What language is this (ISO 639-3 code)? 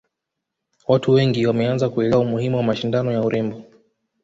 swa